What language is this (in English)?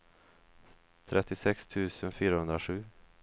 Swedish